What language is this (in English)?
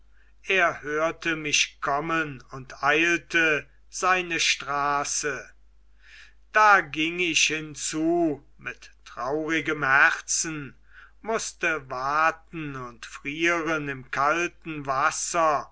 German